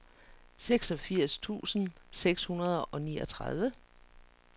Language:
Danish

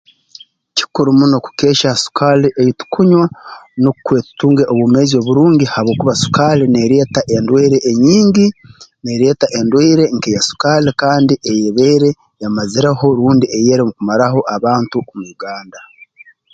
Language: Tooro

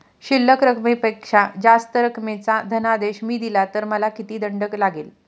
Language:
Marathi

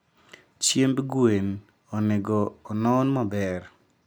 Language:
Luo (Kenya and Tanzania)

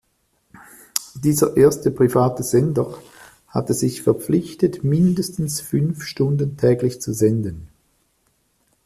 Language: German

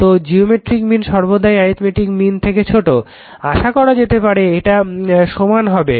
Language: Bangla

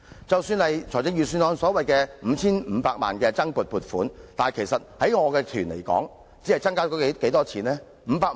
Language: Cantonese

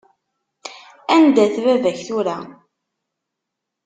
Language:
Kabyle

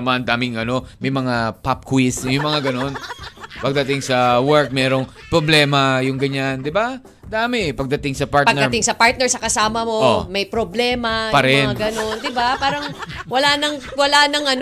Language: Filipino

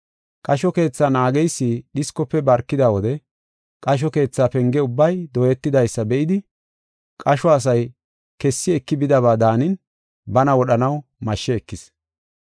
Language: Gofa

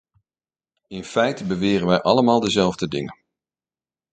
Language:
Dutch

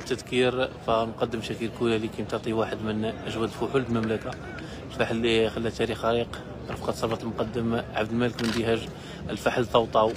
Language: Arabic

